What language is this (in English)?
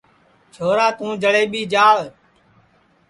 Sansi